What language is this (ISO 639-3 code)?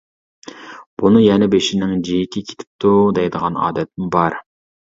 uig